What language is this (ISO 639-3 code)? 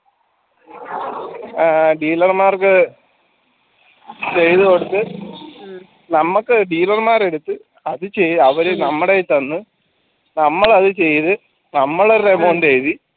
mal